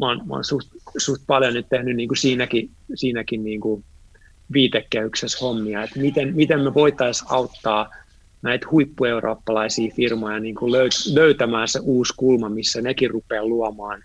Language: Finnish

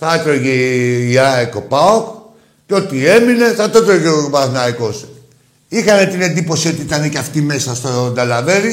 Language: Greek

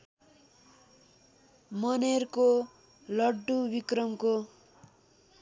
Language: Nepali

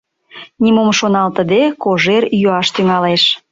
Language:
Mari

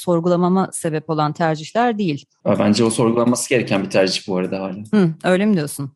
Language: Turkish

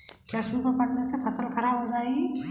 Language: Hindi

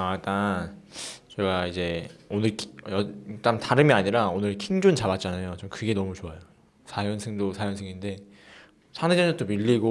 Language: Korean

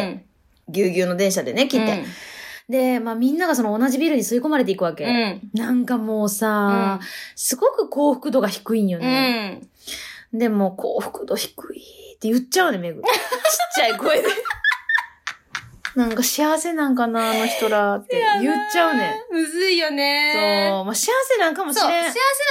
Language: Japanese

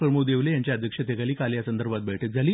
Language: Marathi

